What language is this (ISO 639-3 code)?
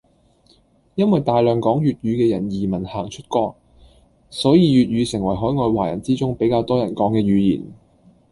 yue